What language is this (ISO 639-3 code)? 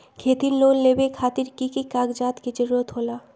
mag